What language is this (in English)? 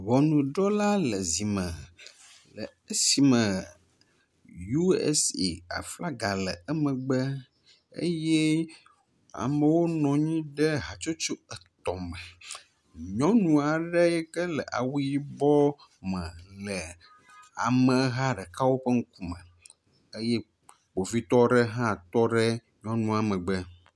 Ewe